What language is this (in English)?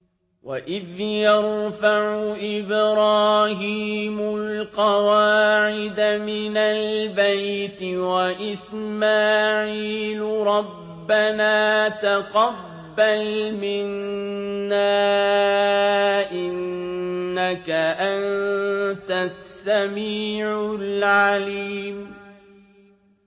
Arabic